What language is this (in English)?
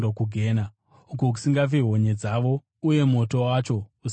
Shona